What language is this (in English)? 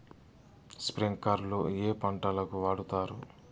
Telugu